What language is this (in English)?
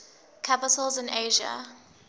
English